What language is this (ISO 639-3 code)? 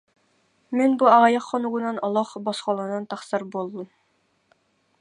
sah